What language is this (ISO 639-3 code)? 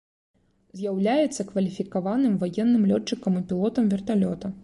bel